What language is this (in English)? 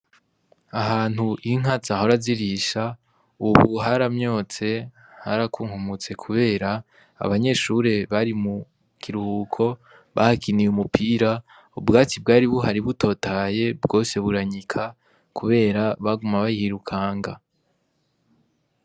Rundi